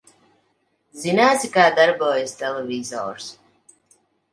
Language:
Latvian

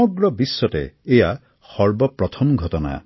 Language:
Assamese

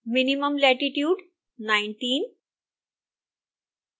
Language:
Hindi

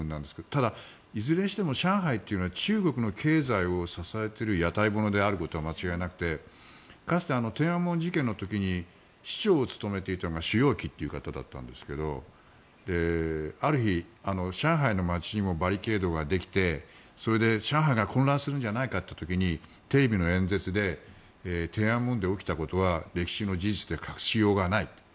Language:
Japanese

